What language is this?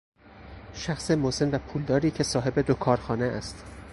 Persian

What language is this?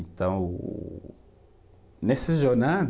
Portuguese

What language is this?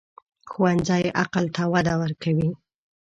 Pashto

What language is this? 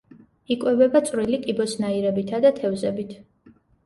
Georgian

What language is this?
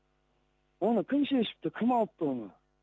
Kazakh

